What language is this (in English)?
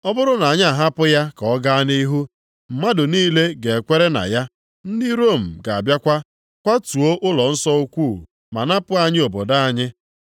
Igbo